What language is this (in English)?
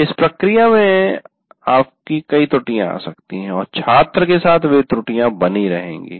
Hindi